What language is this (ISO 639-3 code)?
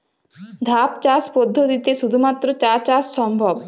ben